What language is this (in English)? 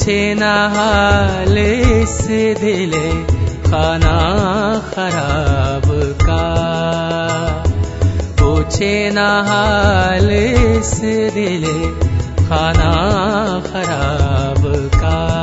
Hindi